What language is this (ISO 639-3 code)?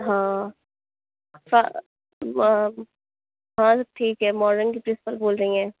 urd